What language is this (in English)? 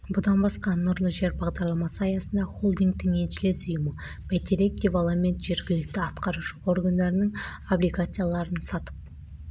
Kazakh